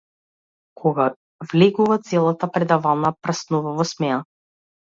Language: Macedonian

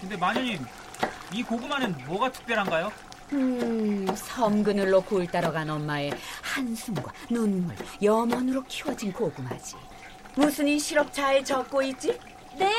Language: Korean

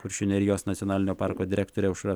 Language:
Lithuanian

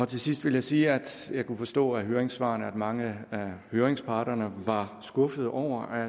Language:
Danish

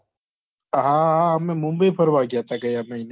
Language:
Gujarati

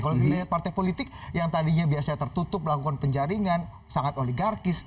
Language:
Indonesian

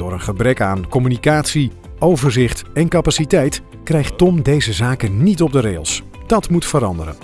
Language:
Dutch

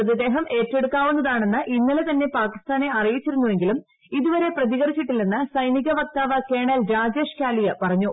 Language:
Malayalam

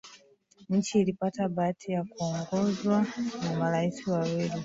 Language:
Swahili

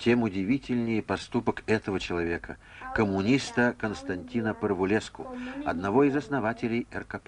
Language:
Russian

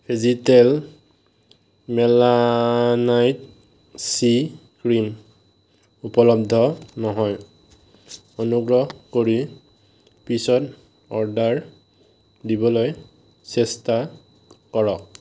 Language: Assamese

